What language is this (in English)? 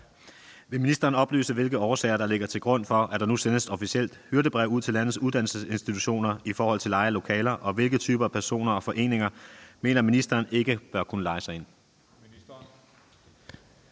Danish